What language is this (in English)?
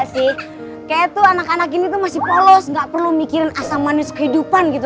Indonesian